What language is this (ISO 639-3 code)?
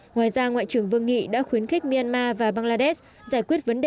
vie